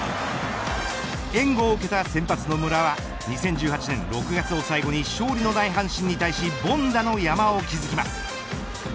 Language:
Japanese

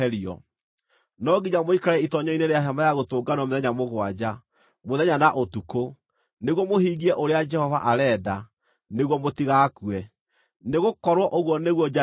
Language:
Kikuyu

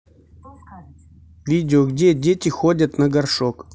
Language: Russian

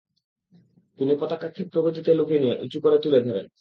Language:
Bangla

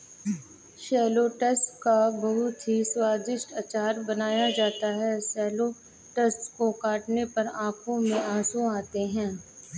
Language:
Hindi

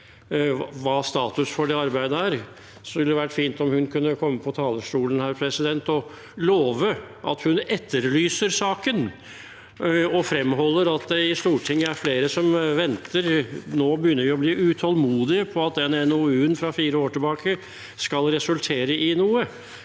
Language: Norwegian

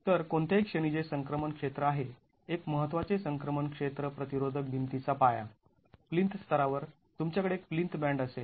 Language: Marathi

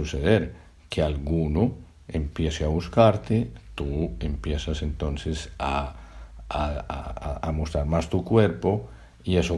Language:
Spanish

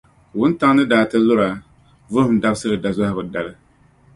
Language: Dagbani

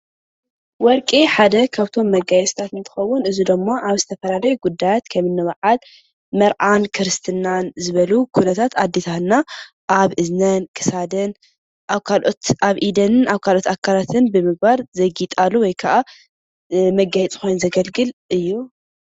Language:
Tigrinya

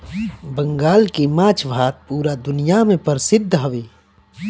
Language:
Bhojpuri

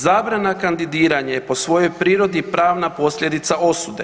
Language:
Croatian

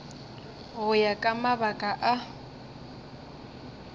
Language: Northern Sotho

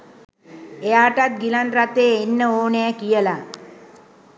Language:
Sinhala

